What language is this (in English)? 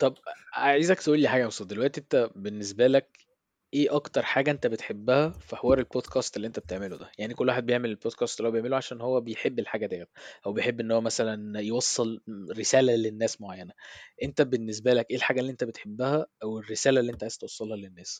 Arabic